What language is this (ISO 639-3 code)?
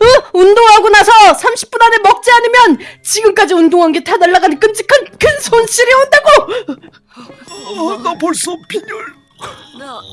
kor